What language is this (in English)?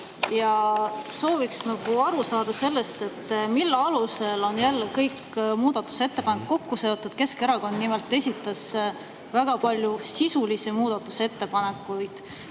Estonian